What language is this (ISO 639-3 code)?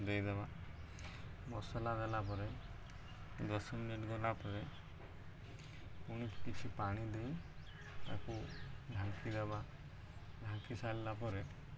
ori